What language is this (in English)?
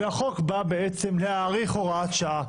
Hebrew